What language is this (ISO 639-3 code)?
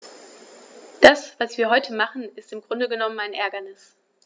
deu